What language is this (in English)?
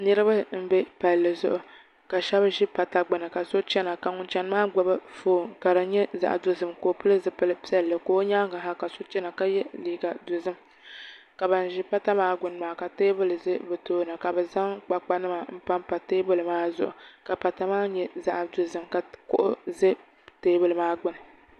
Dagbani